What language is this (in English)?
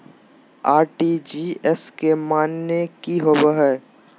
Magahi